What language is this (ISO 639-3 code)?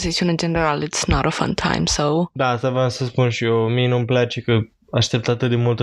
ron